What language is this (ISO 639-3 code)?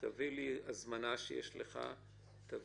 heb